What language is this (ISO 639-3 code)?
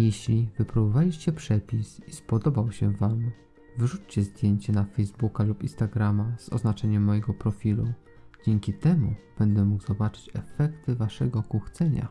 pol